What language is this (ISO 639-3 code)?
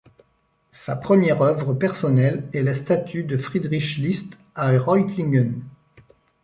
fra